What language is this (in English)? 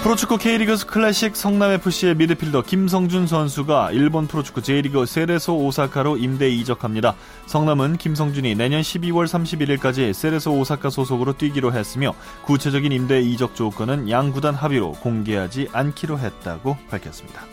Korean